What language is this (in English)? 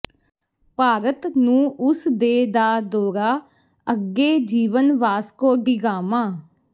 Punjabi